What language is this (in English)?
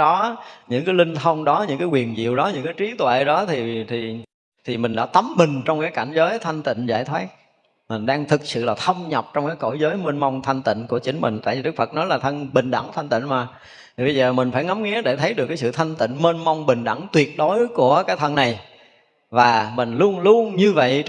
Vietnamese